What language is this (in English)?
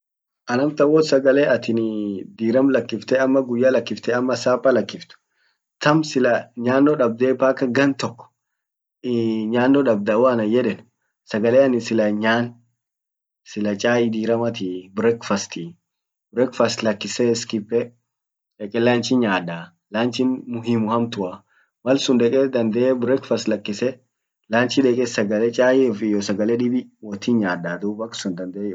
Orma